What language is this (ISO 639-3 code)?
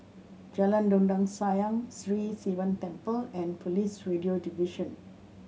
eng